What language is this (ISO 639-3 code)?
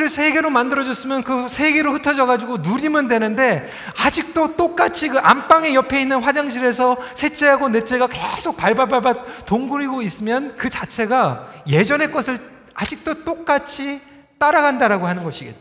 kor